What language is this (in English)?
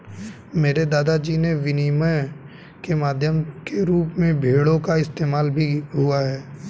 Hindi